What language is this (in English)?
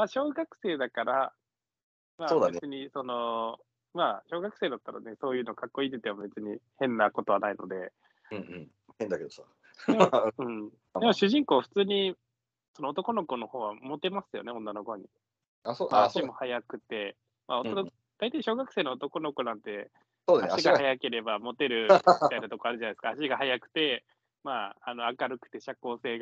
Japanese